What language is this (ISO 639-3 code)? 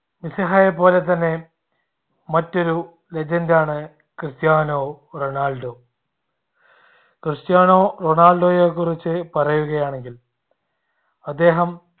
mal